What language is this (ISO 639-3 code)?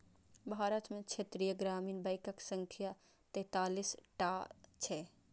mai